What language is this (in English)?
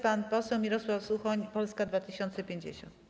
Polish